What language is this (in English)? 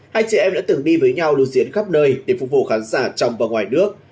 Vietnamese